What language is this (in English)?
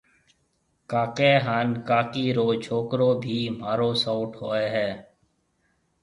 Marwari (Pakistan)